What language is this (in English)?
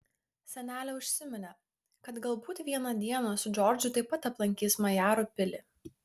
Lithuanian